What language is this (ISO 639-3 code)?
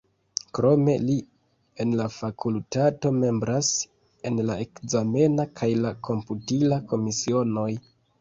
epo